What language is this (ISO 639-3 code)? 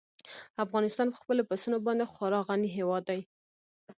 pus